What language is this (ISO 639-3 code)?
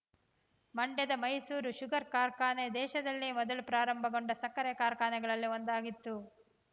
kan